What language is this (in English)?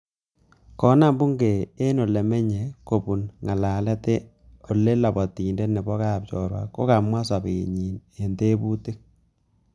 Kalenjin